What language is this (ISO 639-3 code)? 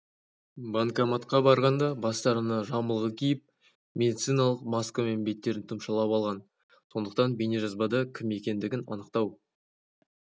kaz